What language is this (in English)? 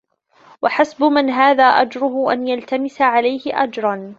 Arabic